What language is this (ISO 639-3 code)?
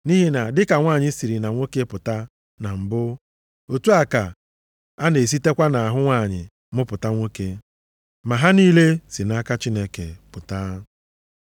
ibo